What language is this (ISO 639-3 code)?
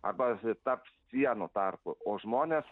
lit